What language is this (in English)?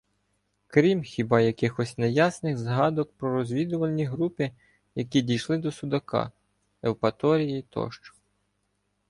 Ukrainian